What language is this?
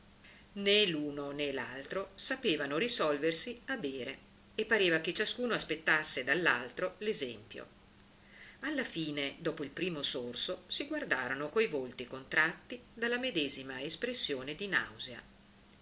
Italian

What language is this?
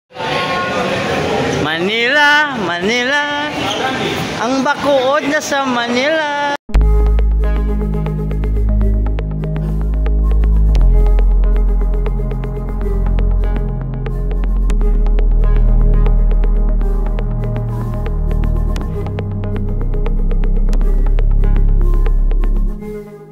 Filipino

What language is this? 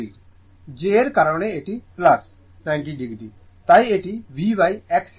Bangla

